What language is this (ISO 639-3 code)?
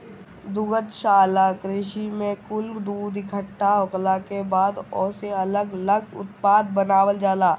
bho